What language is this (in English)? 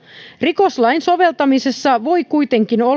Finnish